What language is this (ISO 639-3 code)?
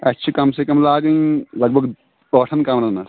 kas